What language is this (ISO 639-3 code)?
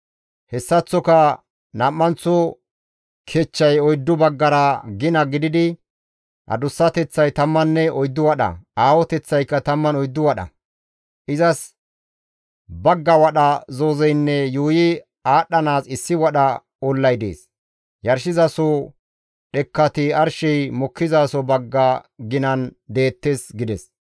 gmv